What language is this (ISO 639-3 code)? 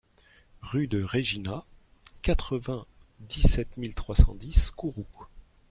fra